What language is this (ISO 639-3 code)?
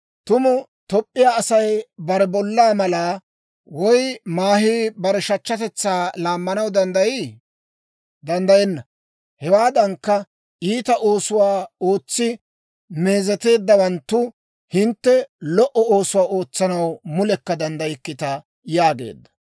dwr